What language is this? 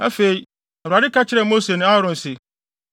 Akan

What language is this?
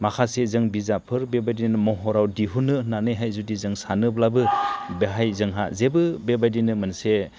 Bodo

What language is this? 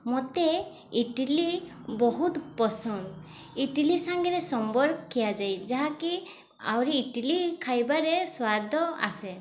Odia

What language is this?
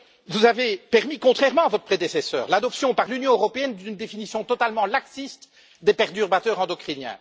French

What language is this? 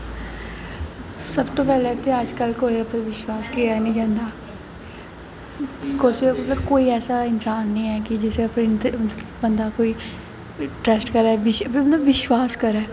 Dogri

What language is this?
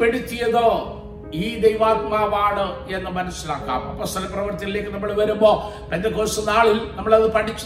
Malayalam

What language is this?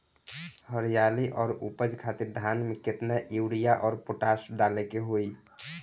Bhojpuri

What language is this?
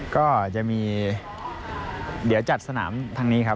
Thai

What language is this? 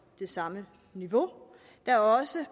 Danish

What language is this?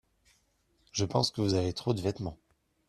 French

